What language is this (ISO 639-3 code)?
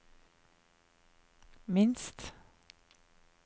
nor